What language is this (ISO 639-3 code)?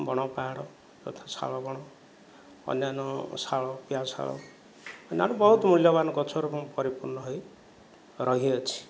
ori